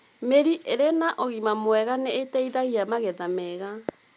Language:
Kikuyu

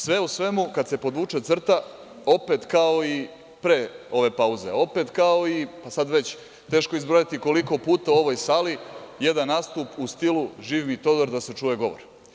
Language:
Serbian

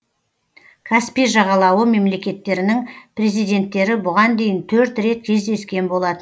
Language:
Kazakh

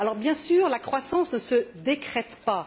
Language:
French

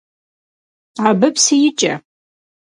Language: Kabardian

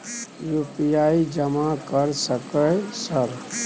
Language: Maithili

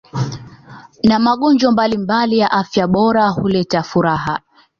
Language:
Swahili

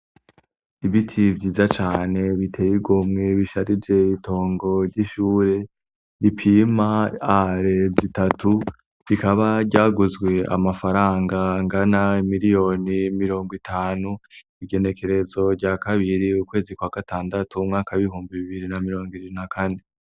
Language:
Rundi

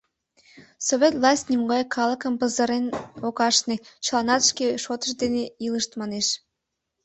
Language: Mari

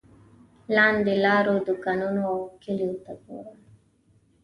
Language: Pashto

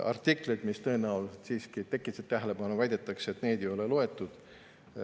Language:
Estonian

